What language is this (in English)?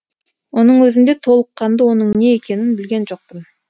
Kazakh